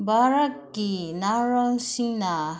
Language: Manipuri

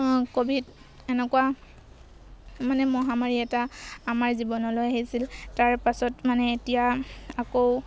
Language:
Assamese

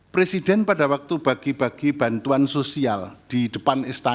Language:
Indonesian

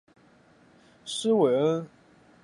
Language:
Chinese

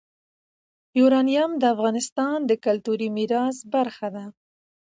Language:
Pashto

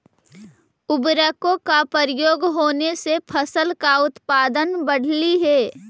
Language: Magahi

